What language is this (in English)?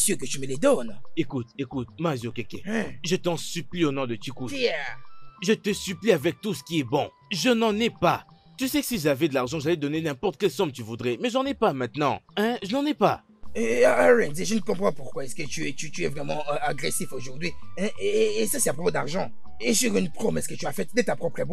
French